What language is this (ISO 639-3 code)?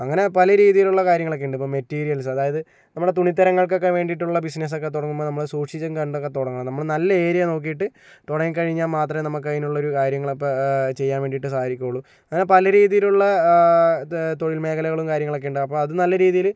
mal